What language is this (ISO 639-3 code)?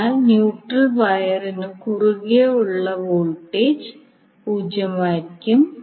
mal